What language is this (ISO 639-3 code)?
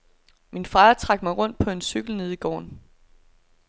dan